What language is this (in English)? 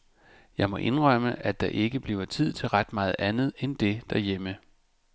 Danish